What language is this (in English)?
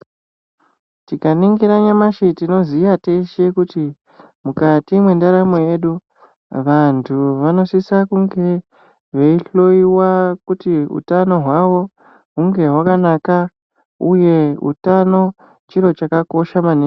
Ndau